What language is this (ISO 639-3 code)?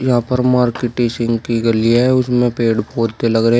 hin